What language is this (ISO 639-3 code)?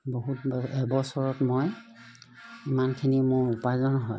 asm